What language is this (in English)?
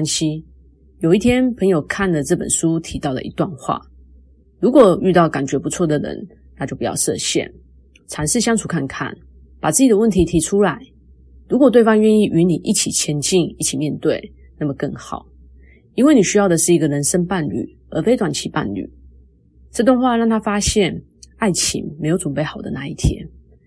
Chinese